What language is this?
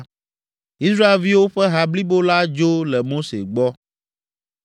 Ewe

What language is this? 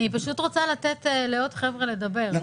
Hebrew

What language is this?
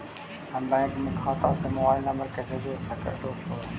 Magahi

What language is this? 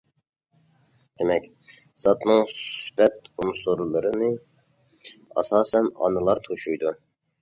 Uyghur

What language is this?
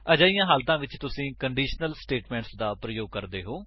Punjabi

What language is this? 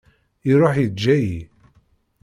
Kabyle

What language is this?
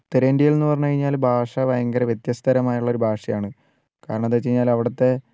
Malayalam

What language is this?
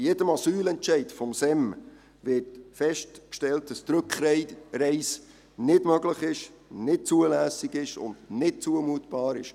Swiss German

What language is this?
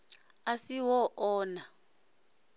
Venda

